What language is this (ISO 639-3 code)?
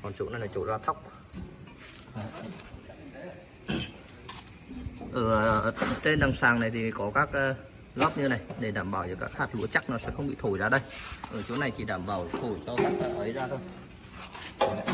vie